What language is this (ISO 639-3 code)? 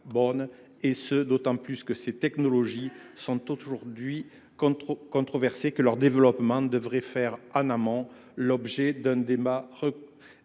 fra